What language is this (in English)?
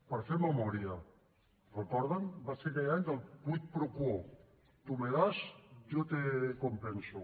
Catalan